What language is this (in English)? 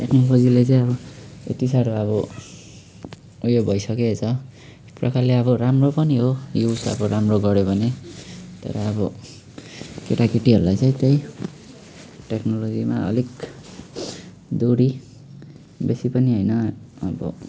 Nepali